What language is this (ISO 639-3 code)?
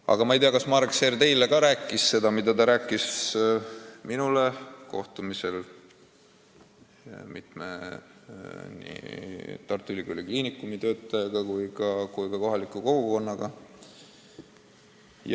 est